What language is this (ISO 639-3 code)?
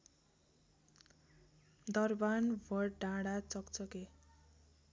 nep